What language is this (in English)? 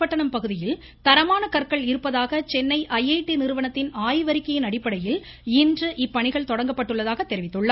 Tamil